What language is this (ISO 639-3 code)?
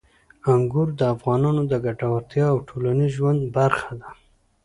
pus